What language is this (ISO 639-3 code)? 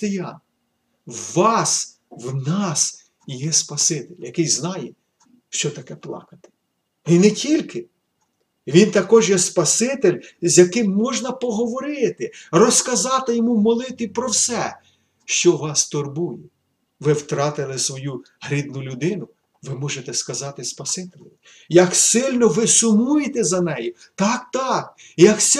ukr